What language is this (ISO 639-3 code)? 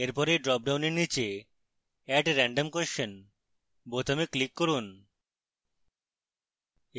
ben